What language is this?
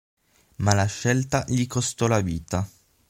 Italian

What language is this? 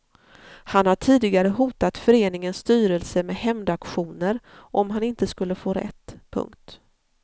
Swedish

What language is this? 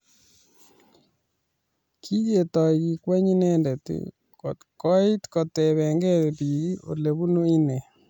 Kalenjin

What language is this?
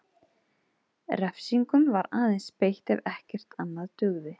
Icelandic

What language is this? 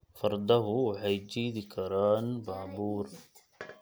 Somali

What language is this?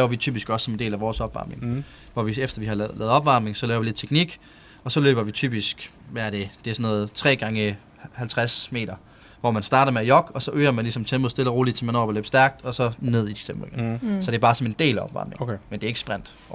Danish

